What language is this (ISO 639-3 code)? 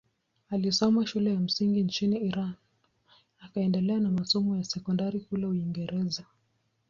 swa